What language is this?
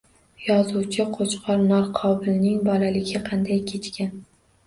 Uzbek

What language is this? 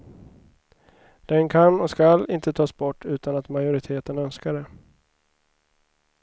Swedish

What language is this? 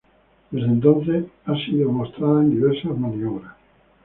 Spanish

